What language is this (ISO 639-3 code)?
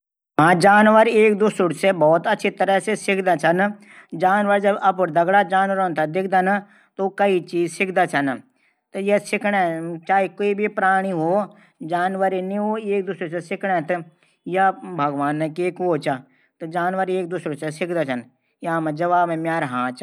gbm